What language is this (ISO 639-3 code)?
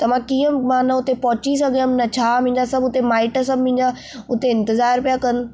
snd